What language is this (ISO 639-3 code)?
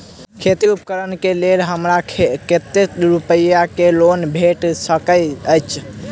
mai